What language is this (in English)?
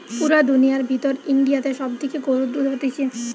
Bangla